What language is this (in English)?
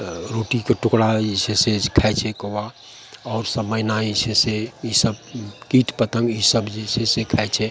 Maithili